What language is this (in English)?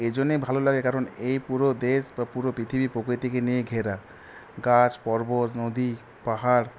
Bangla